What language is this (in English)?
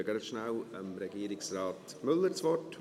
Swiss German